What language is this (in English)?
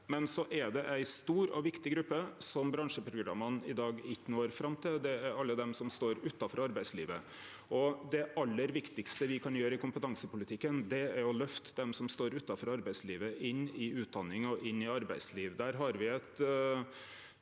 Norwegian